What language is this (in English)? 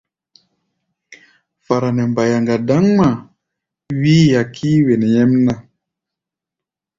Gbaya